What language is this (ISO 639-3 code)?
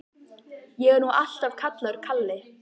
isl